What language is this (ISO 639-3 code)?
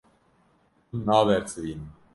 kur